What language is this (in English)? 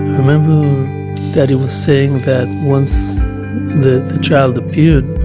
English